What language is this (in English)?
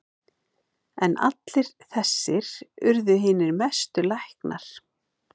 Icelandic